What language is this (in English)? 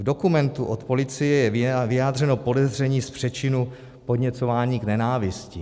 Czech